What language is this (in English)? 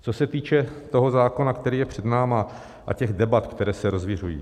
Czech